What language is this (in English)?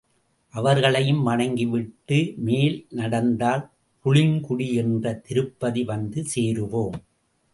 Tamil